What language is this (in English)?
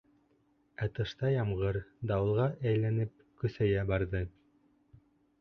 Bashkir